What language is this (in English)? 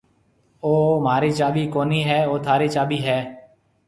Marwari (Pakistan)